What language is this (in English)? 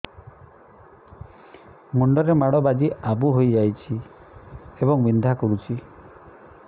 Odia